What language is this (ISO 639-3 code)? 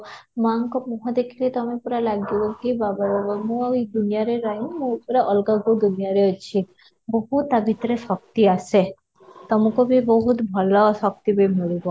ori